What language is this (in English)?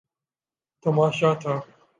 Urdu